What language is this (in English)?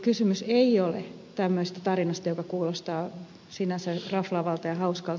Finnish